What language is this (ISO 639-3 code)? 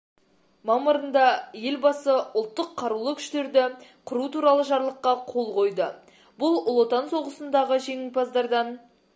kaz